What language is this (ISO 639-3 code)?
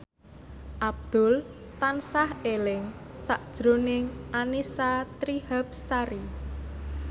jav